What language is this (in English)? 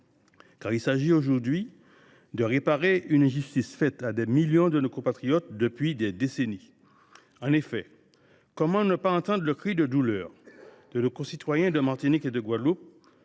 French